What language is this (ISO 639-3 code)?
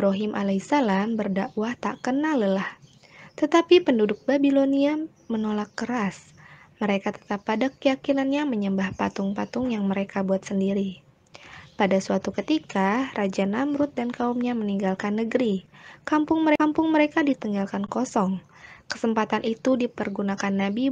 ind